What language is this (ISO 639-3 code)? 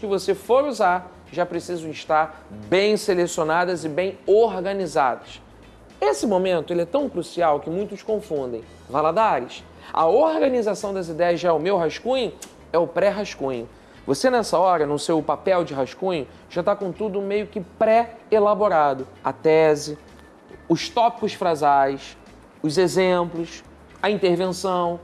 por